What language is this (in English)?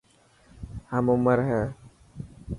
Dhatki